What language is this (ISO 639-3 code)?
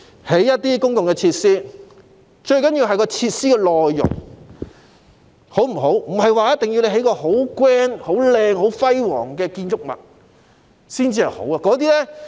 yue